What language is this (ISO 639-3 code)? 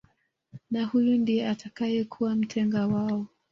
swa